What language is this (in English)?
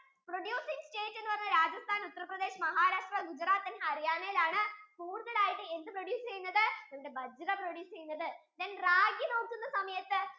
Malayalam